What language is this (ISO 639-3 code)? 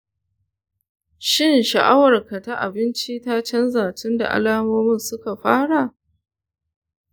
hau